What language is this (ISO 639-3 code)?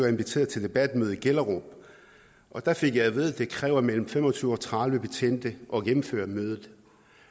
dan